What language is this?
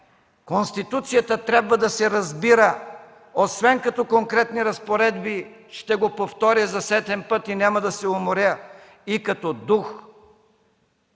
Bulgarian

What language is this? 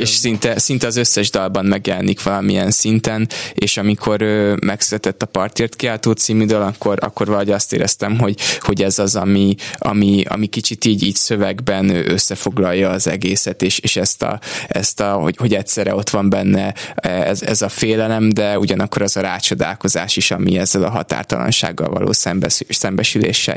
Hungarian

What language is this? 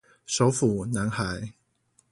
Chinese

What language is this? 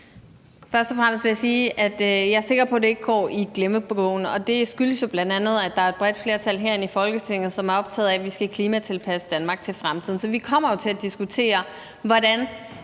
Danish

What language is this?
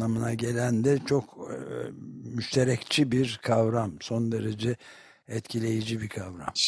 Turkish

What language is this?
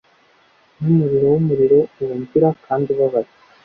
Kinyarwanda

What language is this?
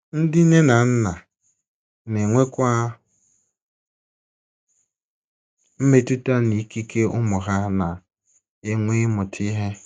Igbo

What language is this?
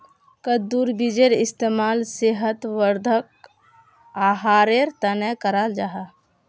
Magahi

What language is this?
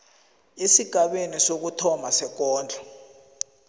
South Ndebele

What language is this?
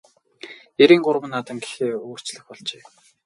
Mongolian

